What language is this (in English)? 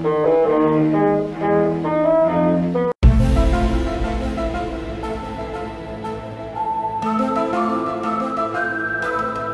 Russian